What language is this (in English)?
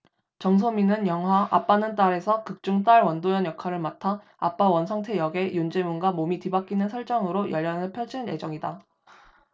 Korean